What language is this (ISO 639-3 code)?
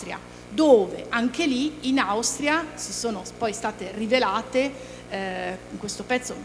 ita